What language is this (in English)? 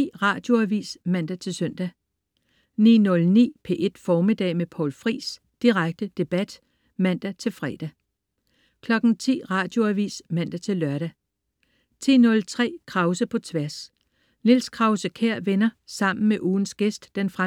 Danish